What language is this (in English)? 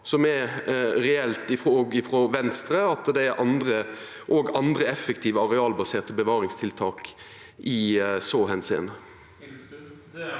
Norwegian